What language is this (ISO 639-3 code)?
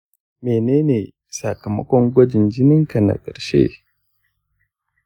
hau